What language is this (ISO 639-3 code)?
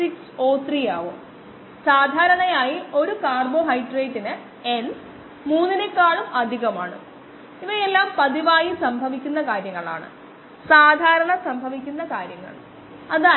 mal